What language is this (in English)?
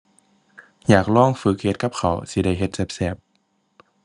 Thai